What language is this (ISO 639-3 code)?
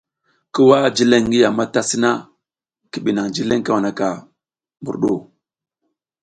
giz